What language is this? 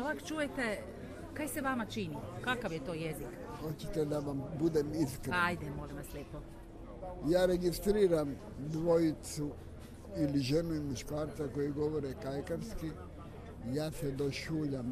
Croatian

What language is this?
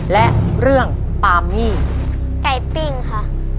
Thai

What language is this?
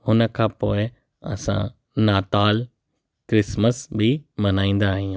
Sindhi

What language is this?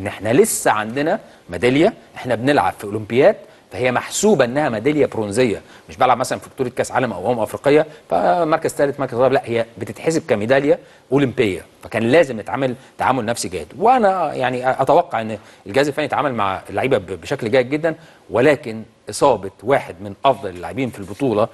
Arabic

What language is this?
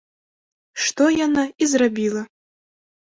Belarusian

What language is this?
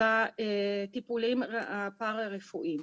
Hebrew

